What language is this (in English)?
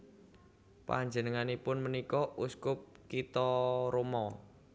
Javanese